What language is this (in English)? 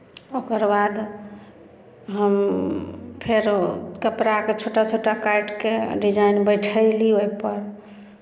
Maithili